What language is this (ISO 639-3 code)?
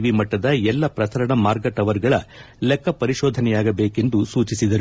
kan